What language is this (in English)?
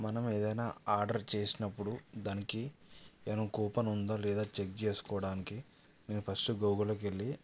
Telugu